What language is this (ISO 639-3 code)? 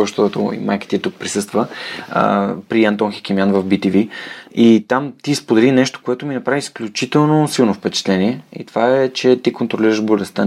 bul